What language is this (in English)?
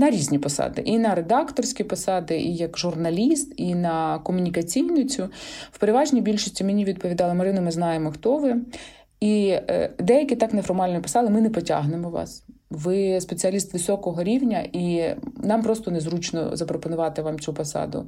Ukrainian